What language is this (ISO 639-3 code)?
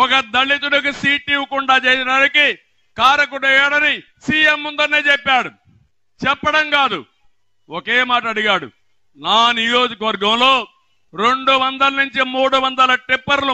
tel